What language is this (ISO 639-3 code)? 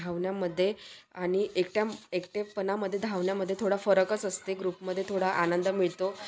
mar